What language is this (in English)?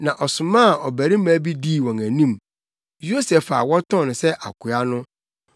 Akan